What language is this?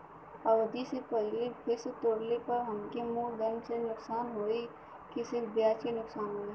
Bhojpuri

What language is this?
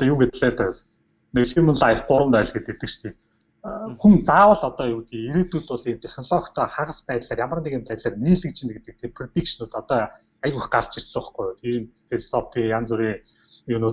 Korean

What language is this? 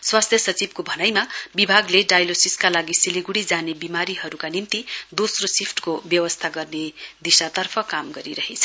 Nepali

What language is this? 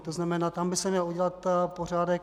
Czech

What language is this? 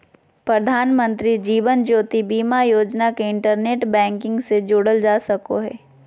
Magahi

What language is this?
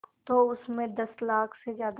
Hindi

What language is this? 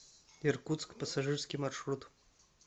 Russian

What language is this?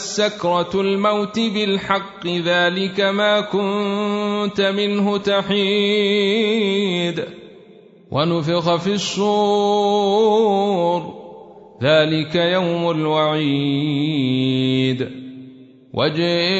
Arabic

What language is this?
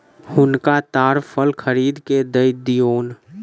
Maithili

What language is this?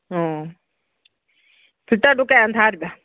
Manipuri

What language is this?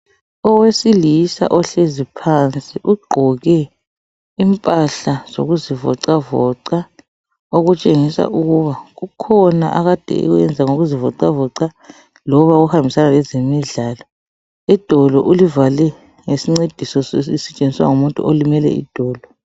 North Ndebele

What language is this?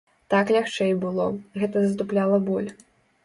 Belarusian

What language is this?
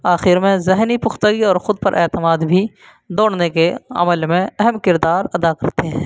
Urdu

